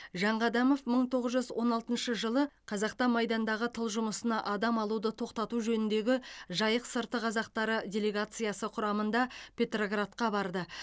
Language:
Kazakh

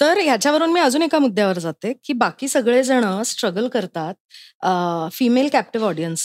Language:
Marathi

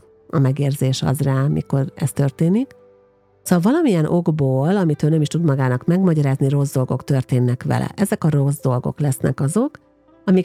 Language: Hungarian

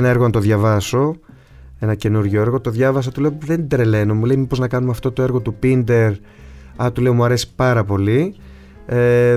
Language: Greek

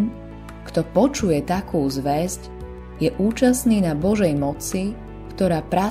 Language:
Slovak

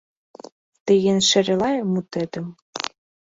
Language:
Mari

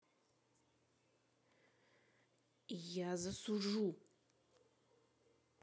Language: Russian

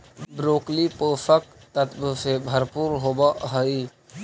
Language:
Magahi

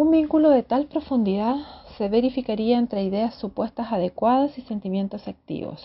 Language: Spanish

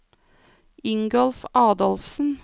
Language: Norwegian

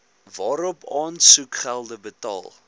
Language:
Afrikaans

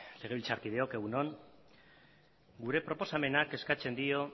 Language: Basque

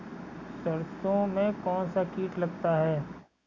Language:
Hindi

